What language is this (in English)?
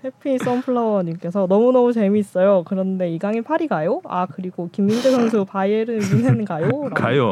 Korean